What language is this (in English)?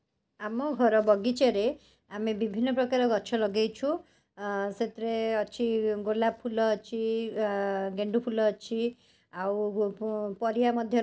Odia